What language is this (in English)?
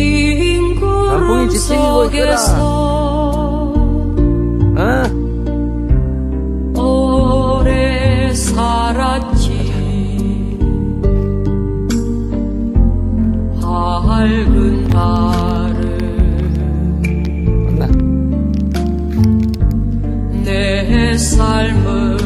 Korean